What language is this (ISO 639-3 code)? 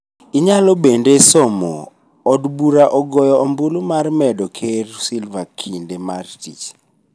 luo